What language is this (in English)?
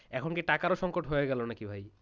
Bangla